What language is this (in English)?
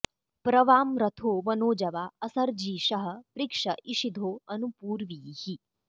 Sanskrit